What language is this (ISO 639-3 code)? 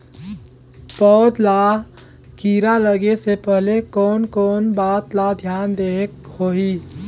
hne